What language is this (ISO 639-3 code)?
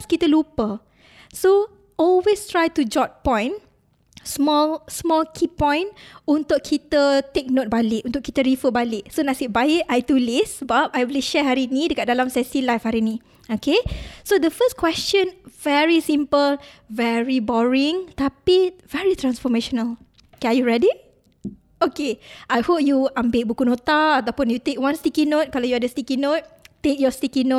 msa